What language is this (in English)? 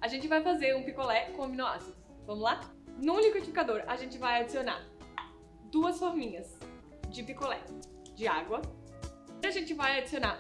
Portuguese